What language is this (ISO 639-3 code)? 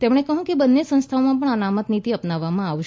guj